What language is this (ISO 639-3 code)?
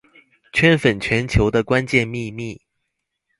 zho